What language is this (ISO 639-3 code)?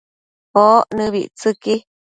mcf